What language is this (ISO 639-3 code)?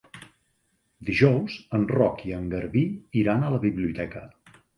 cat